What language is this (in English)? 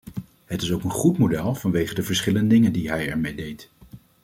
Dutch